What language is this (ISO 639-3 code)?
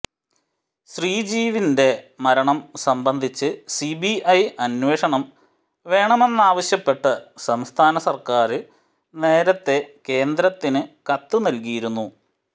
mal